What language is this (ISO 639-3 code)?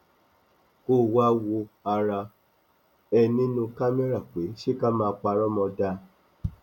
yor